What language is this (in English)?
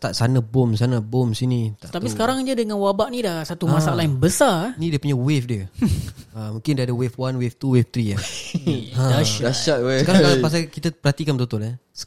Malay